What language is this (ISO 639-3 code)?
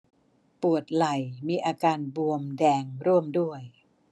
tha